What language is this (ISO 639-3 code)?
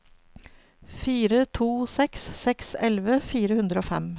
nor